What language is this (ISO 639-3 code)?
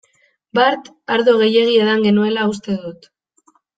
eus